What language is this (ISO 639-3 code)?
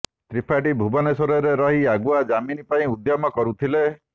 ori